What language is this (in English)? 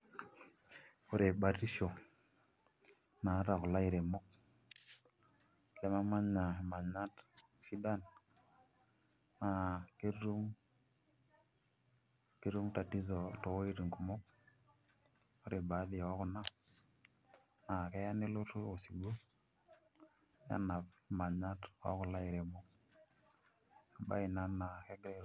Masai